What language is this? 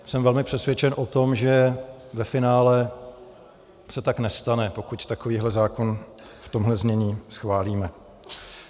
Czech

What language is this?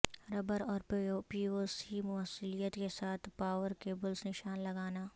Urdu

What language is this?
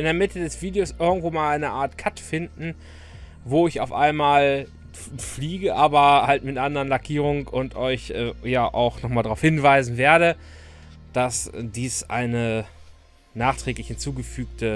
German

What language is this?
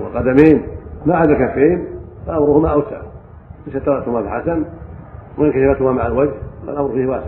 Arabic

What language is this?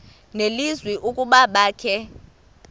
Xhosa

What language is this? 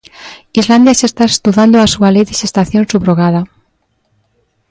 Galician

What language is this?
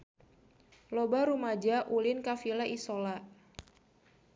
Sundanese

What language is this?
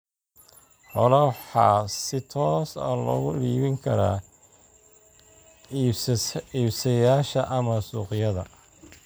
Somali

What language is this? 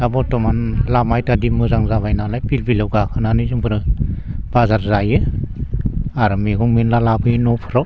Bodo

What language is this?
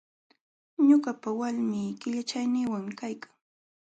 Jauja Wanca Quechua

